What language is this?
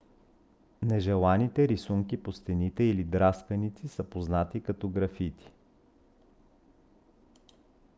Bulgarian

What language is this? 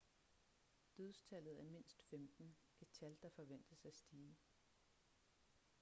Danish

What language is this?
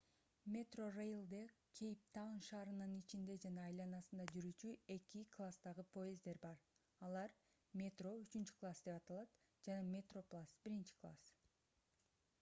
Kyrgyz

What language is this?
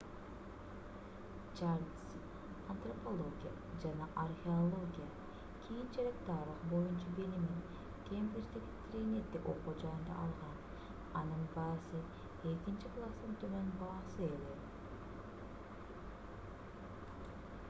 Kyrgyz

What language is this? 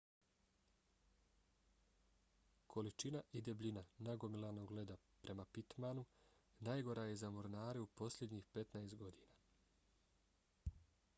Bosnian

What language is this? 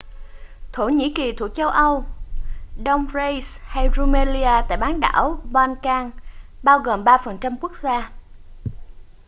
Vietnamese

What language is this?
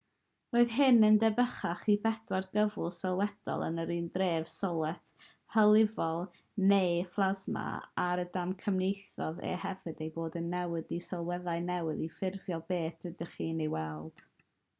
Welsh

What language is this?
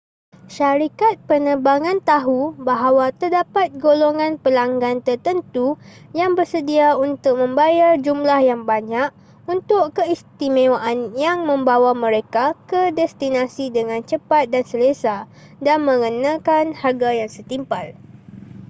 Malay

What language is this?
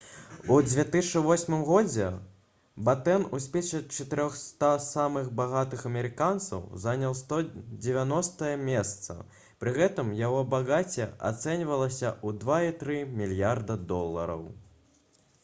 Belarusian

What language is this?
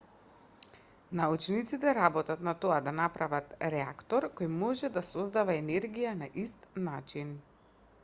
Macedonian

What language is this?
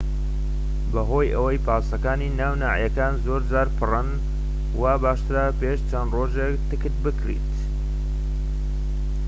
Central Kurdish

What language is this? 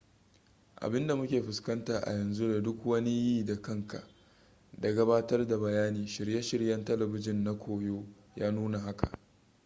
Hausa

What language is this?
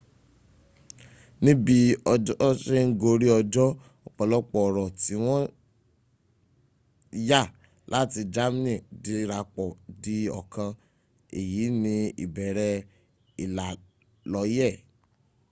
Yoruba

